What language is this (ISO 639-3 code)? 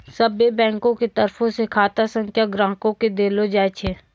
mai